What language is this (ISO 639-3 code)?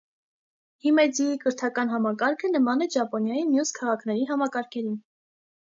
hye